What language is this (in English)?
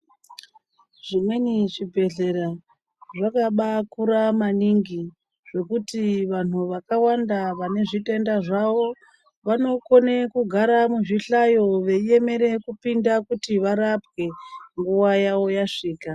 Ndau